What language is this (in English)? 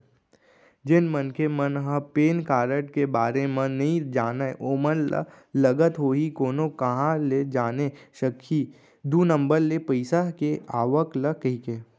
Chhattisgarhi